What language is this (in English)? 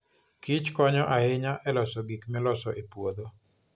Luo (Kenya and Tanzania)